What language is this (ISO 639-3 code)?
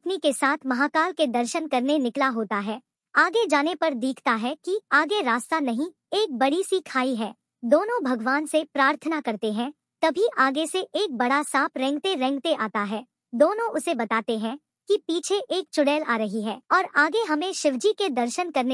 hin